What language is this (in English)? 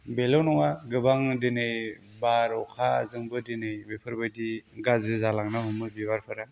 Bodo